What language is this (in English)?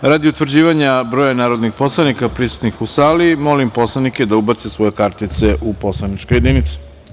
Serbian